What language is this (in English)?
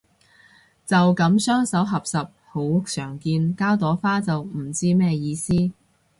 Cantonese